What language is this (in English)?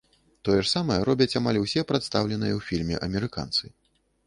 Belarusian